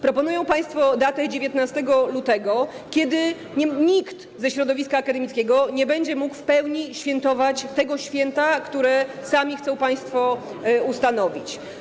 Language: Polish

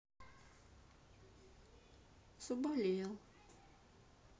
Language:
Russian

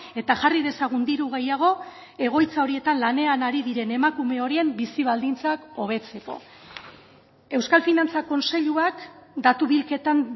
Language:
Basque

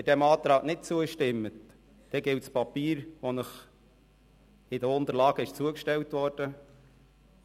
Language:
Swiss German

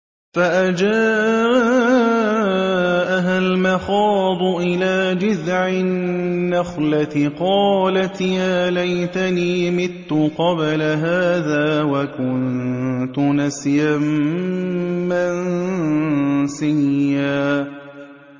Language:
Arabic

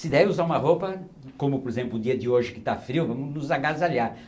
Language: Portuguese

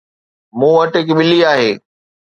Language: Sindhi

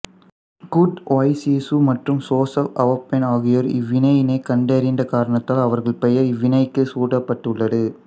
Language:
Tamil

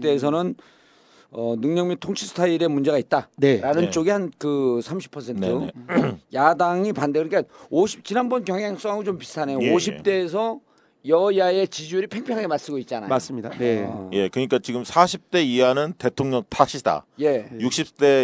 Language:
Korean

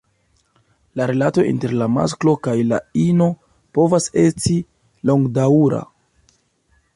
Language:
Esperanto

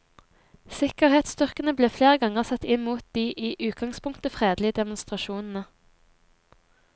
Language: Norwegian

